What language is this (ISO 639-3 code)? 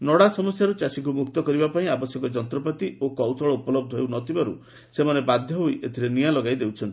ori